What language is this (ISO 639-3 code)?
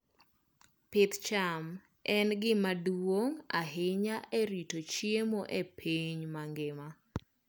luo